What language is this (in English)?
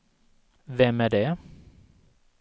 Swedish